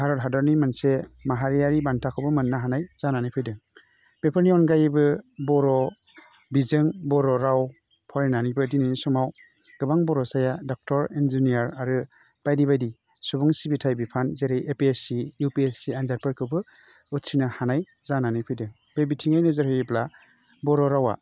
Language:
Bodo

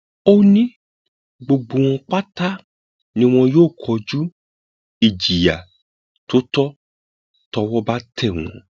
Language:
Yoruba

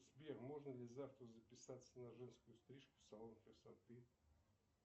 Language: Russian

